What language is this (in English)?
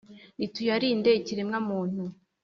Kinyarwanda